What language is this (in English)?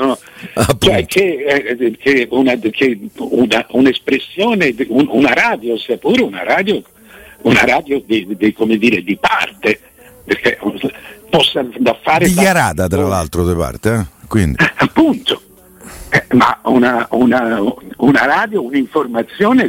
Italian